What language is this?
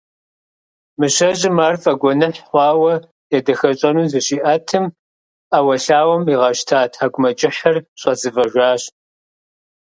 Kabardian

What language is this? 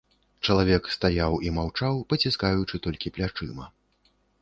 Belarusian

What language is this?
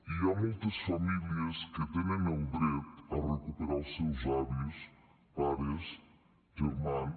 Catalan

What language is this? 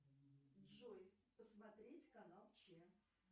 Russian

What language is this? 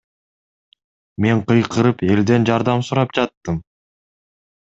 Kyrgyz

